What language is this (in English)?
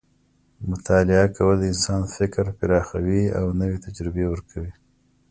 Pashto